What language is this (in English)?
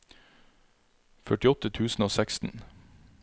Norwegian